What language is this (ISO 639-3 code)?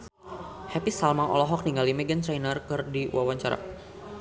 sun